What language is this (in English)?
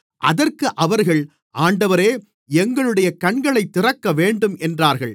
Tamil